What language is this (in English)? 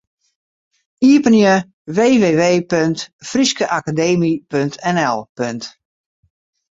Western Frisian